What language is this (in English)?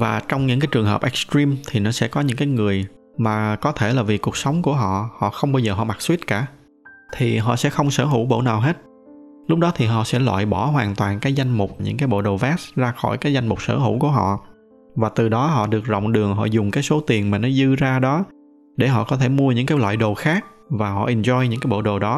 Vietnamese